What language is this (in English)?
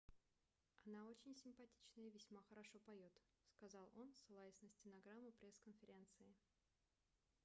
Russian